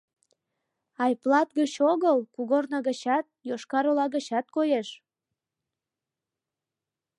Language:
Mari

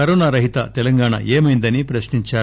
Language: Telugu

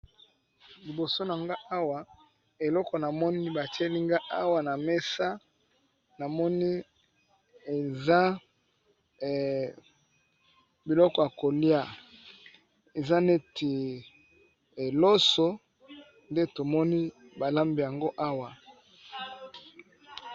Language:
Lingala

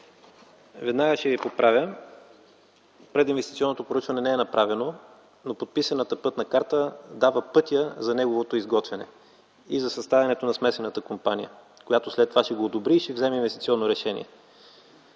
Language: Bulgarian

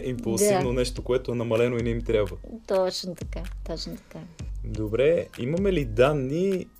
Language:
Bulgarian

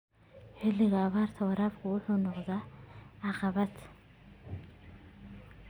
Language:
Somali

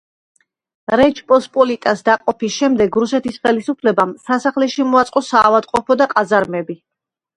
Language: Georgian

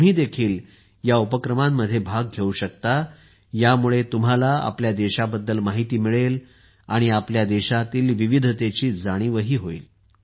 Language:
Marathi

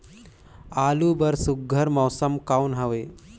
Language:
Chhattisgarhi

